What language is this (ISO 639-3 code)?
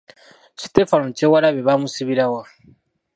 lug